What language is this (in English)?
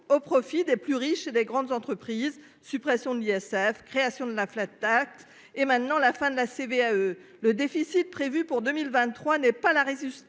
French